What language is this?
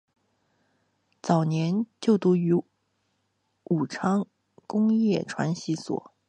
Chinese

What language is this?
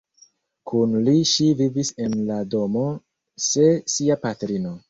Esperanto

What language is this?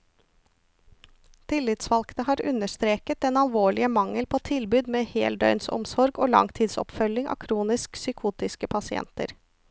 Norwegian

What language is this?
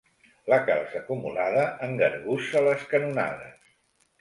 Catalan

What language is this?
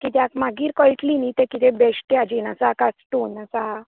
Konkani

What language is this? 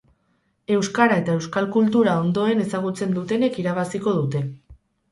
Basque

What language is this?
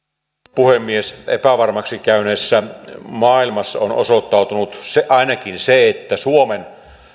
Finnish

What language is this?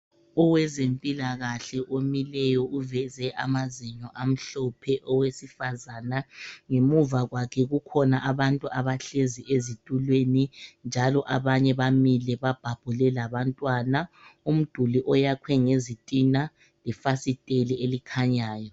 North Ndebele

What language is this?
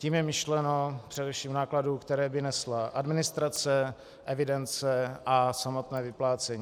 Czech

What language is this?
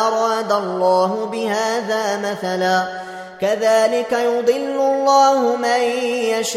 Arabic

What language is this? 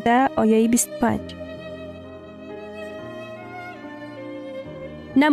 Persian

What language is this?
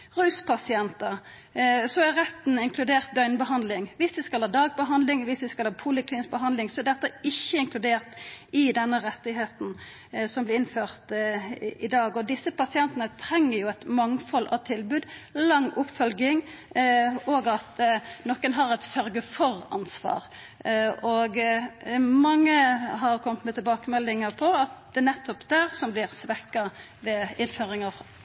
Norwegian Nynorsk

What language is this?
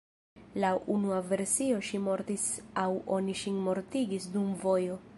Esperanto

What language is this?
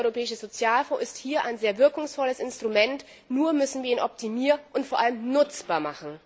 German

